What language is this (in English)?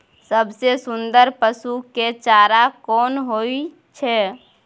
Maithili